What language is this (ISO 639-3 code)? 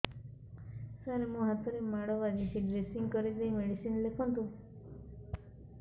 ori